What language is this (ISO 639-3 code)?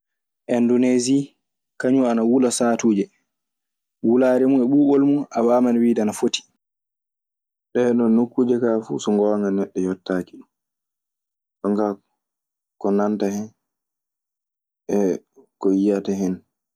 ffm